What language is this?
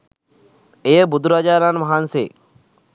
Sinhala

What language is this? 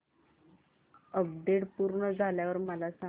Marathi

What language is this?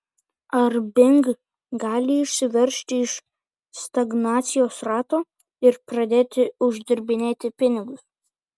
Lithuanian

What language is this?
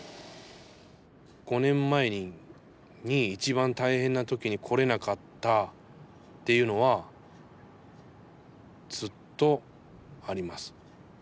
Japanese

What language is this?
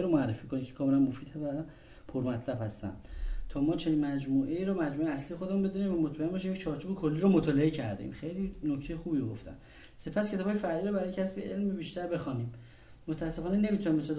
Persian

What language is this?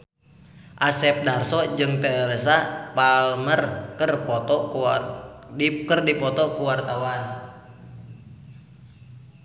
Sundanese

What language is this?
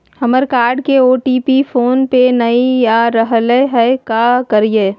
Magahi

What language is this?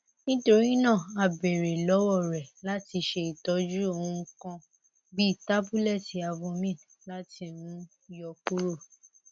Yoruba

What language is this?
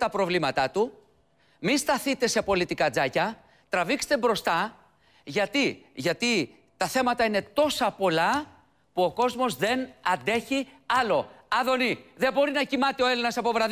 Greek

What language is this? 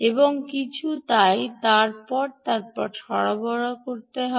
Bangla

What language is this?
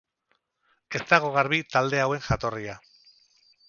Basque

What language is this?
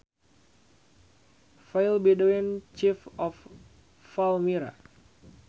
Sundanese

